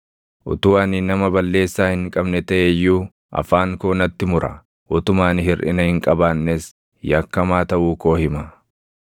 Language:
Oromo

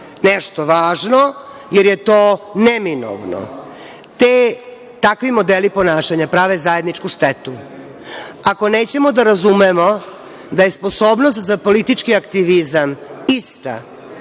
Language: Serbian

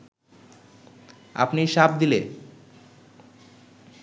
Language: Bangla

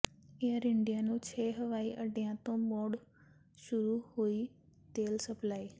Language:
Punjabi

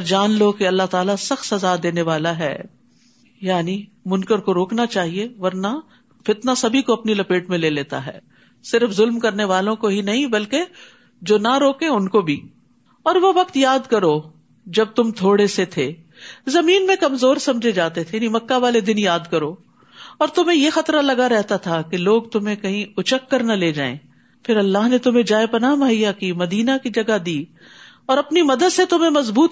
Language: Urdu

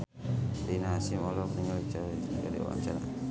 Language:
Sundanese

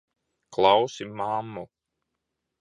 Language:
Latvian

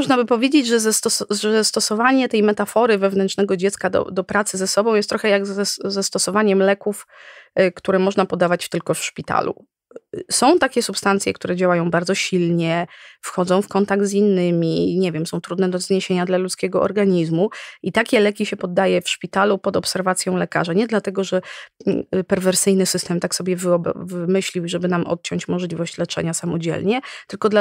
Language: Polish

